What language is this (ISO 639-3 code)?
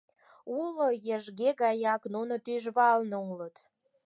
chm